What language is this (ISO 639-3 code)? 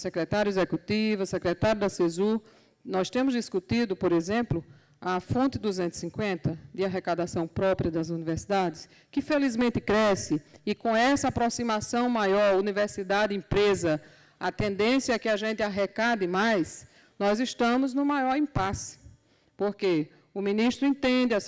por